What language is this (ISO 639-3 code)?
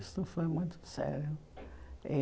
por